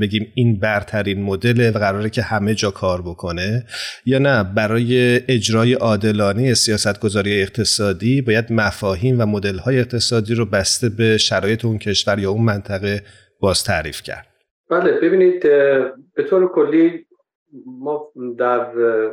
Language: Persian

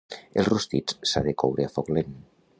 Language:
Catalan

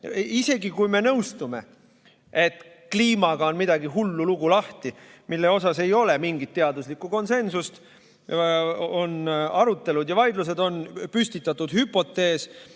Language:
Estonian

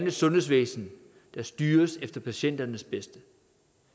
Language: Danish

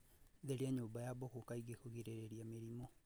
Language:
Kikuyu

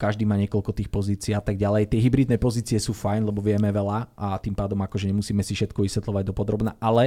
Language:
Slovak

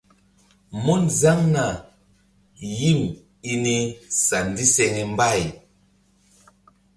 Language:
Mbum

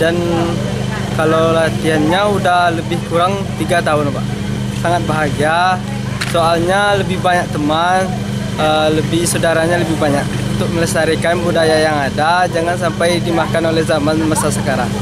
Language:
Indonesian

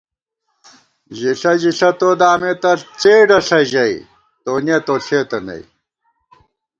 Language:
Gawar-Bati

